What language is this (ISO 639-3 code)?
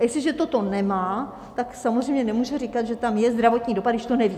ces